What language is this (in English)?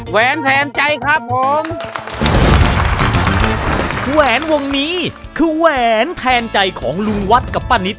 Thai